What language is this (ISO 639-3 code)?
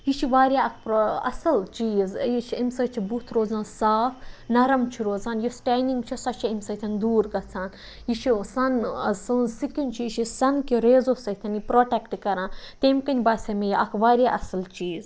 kas